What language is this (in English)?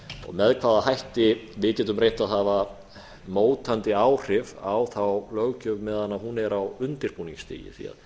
Icelandic